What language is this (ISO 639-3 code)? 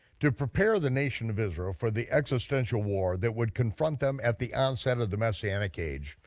eng